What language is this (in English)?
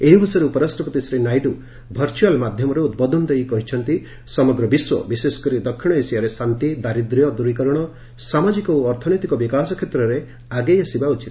Odia